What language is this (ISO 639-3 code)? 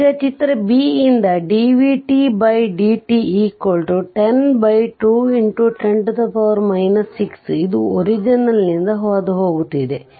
kan